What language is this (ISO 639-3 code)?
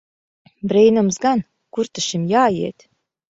lav